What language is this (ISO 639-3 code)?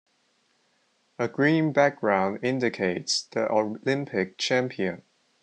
eng